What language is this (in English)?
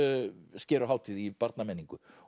Icelandic